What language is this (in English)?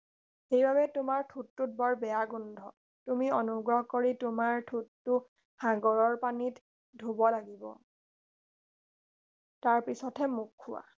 Assamese